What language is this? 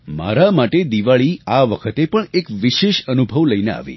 Gujarati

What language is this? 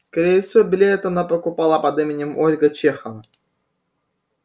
Russian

